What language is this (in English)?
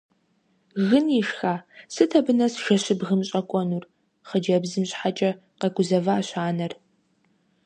Kabardian